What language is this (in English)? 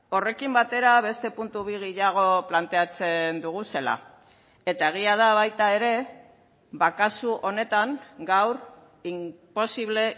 Basque